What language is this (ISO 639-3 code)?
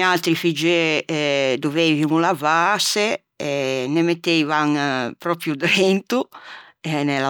lij